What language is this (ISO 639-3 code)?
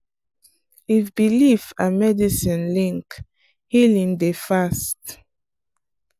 pcm